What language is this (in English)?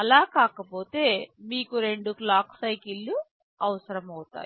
Telugu